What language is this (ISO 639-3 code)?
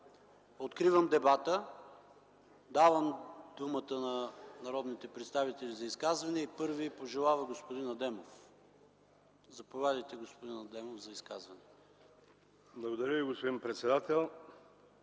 bul